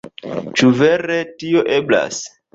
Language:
Esperanto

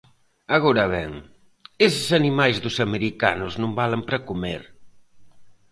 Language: Galician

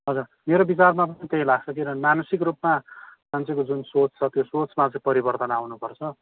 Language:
Nepali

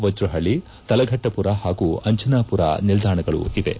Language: Kannada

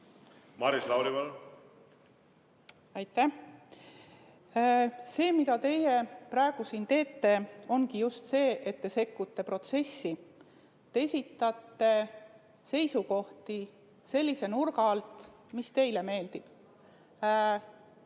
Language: Estonian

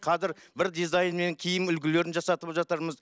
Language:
Kazakh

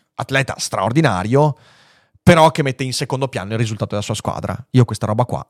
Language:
Italian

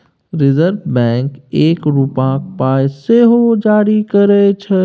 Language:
Maithili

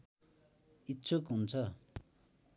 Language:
Nepali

